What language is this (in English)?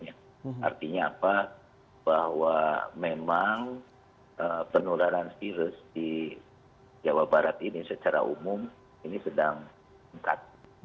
Indonesian